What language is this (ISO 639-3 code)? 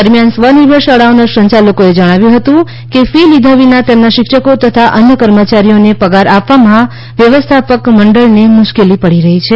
guj